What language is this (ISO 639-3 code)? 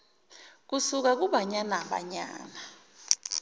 zul